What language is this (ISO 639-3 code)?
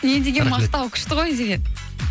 kaz